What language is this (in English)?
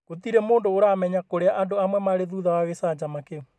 Kikuyu